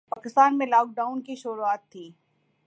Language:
Urdu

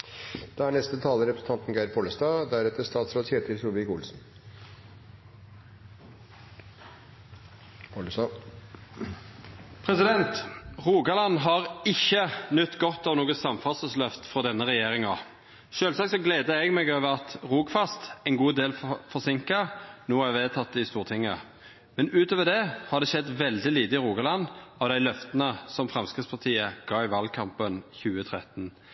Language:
Norwegian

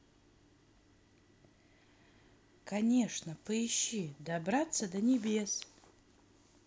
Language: Russian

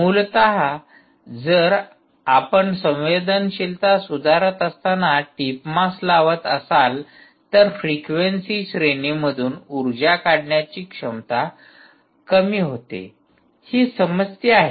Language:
Marathi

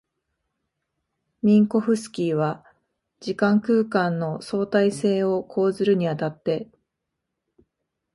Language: Japanese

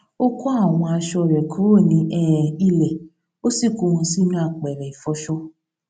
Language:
Yoruba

